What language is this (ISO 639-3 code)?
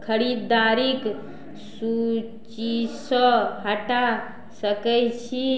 mai